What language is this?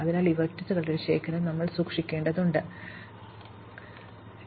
Malayalam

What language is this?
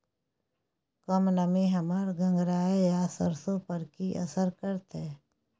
Maithili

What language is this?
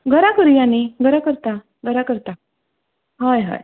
Konkani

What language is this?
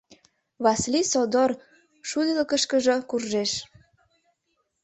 Mari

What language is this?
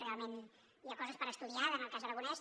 Catalan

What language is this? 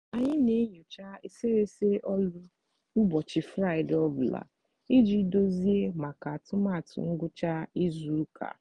Igbo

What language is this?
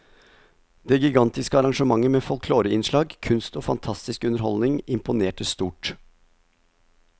Norwegian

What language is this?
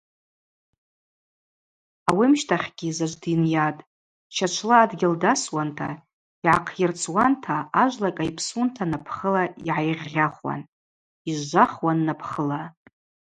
Abaza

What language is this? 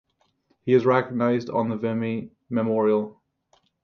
English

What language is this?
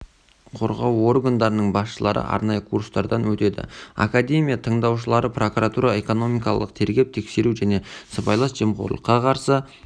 Kazakh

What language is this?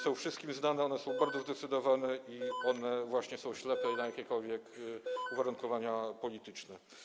Polish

